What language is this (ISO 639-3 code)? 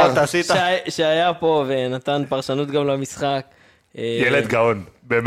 heb